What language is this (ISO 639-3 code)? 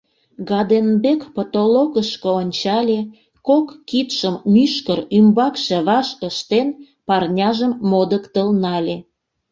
chm